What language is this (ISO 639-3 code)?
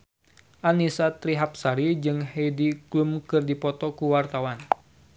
sun